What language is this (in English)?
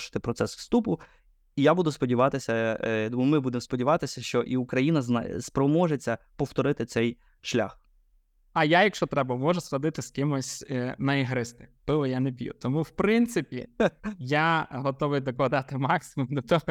Ukrainian